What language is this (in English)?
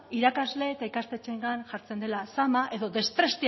Basque